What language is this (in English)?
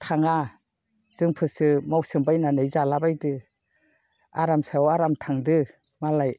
Bodo